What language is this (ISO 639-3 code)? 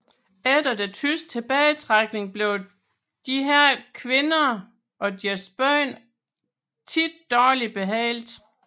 dan